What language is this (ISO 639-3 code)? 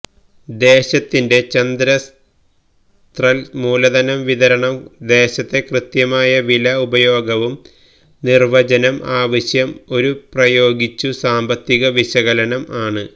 mal